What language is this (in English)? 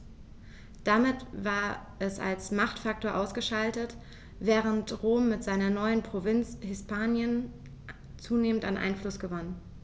German